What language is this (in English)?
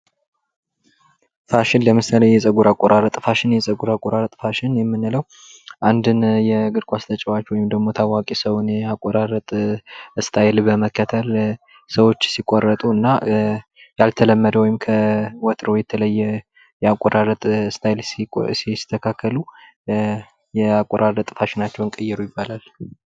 Amharic